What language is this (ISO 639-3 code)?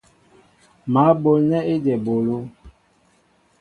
mbo